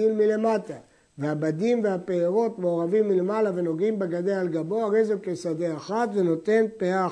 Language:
Hebrew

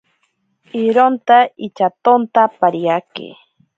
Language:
Ashéninka Perené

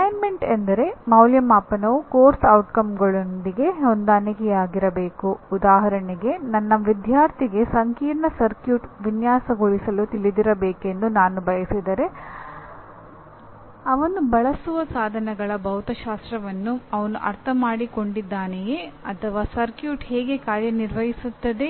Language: Kannada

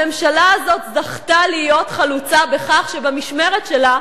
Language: Hebrew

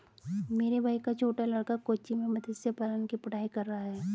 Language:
Hindi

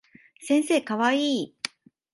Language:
Japanese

